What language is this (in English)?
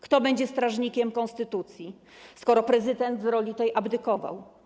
Polish